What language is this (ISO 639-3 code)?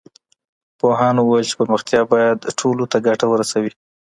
pus